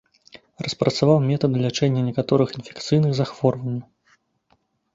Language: Belarusian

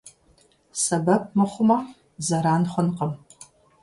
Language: Kabardian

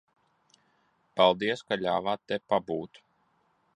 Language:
Latvian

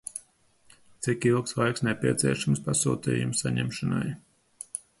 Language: Latvian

